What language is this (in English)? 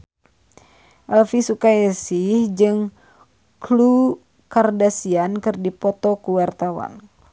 Sundanese